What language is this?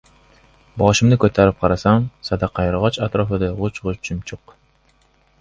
Uzbek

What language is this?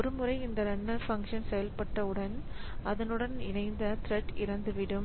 Tamil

